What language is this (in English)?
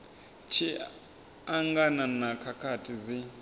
Venda